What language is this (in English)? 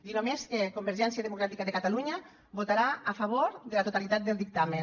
Catalan